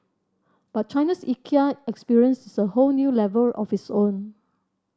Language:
English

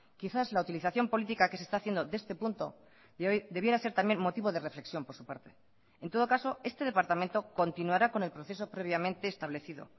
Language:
Spanish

